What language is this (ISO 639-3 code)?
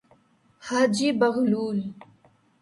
urd